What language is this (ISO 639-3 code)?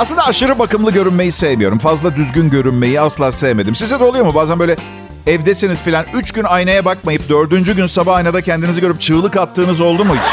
tur